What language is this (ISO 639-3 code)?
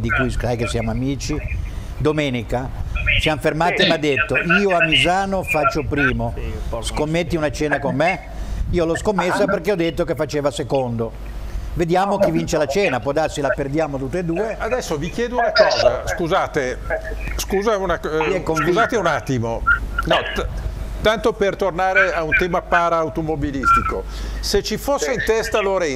ita